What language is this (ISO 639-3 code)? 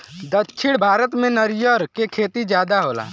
bho